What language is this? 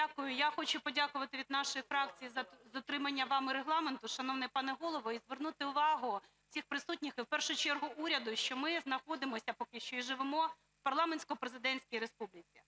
Ukrainian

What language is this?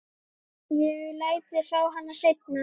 Icelandic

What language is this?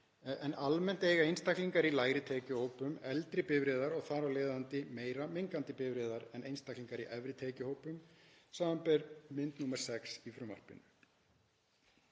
Icelandic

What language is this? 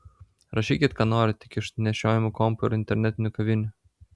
Lithuanian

